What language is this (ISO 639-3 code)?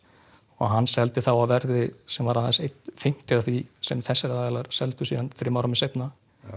isl